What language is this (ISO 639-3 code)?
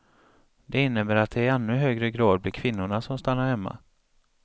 swe